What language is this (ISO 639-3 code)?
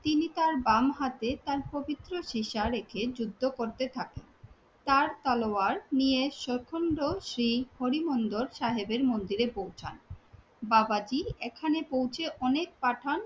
ben